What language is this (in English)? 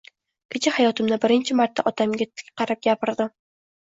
Uzbek